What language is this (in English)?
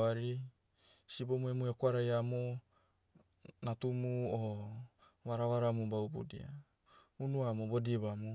Motu